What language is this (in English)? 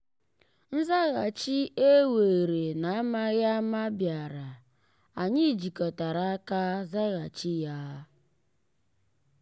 Igbo